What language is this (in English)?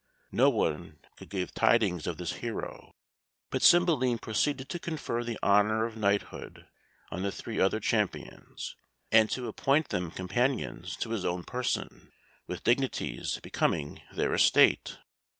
English